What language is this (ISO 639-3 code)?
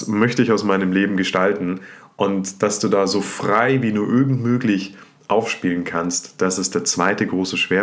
deu